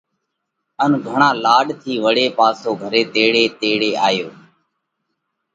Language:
Parkari Koli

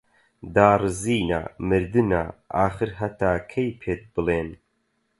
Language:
Central Kurdish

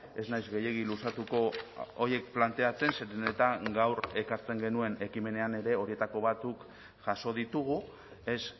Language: Basque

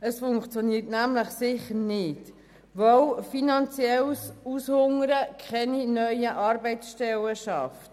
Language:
Swiss German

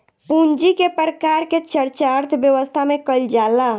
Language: Bhojpuri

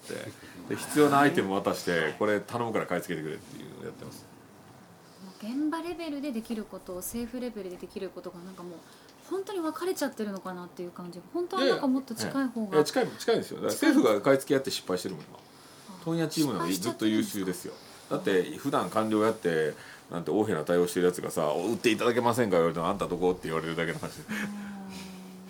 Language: Japanese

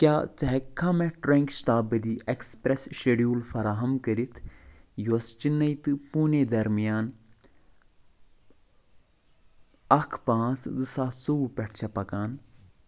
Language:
Kashmiri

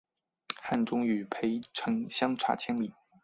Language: Chinese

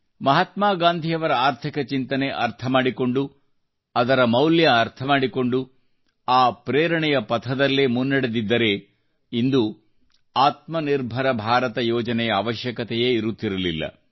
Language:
Kannada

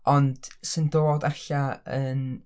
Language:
Welsh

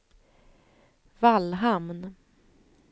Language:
Swedish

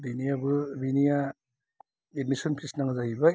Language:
Bodo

